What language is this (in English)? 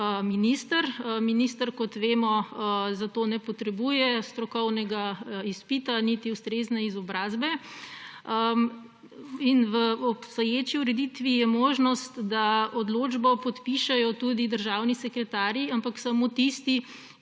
Slovenian